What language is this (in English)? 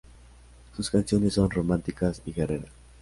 Spanish